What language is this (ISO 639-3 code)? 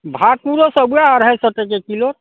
mai